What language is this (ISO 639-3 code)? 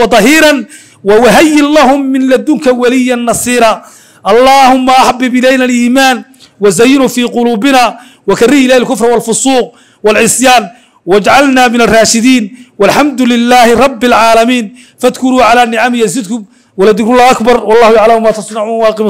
ara